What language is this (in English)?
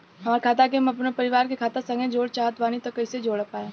Bhojpuri